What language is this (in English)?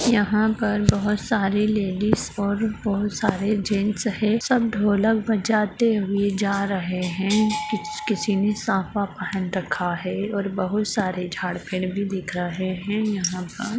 Magahi